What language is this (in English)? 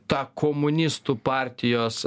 Lithuanian